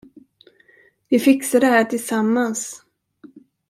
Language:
Swedish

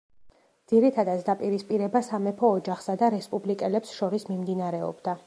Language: Georgian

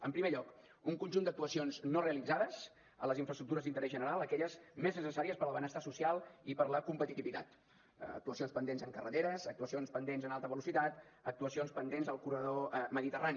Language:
Catalan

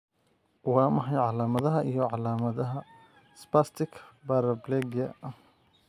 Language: Somali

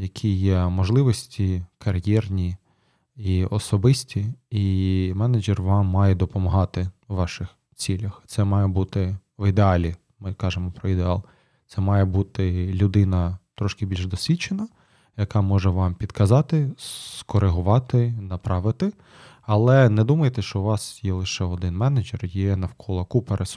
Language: Ukrainian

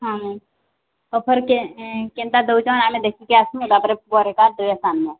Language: Odia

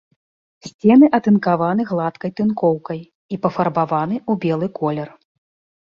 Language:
Belarusian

